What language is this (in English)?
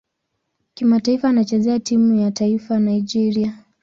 Swahili